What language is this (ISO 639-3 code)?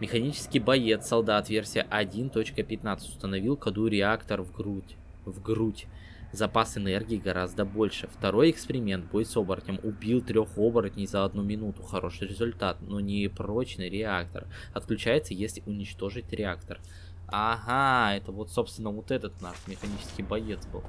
rus